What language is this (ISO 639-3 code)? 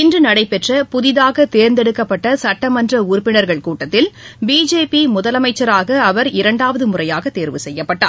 tam